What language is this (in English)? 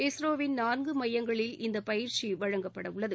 Tamil